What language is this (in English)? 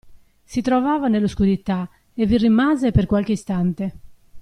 Italian